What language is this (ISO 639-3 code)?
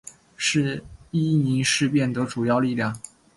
zho